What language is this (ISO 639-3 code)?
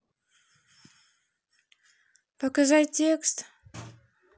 rus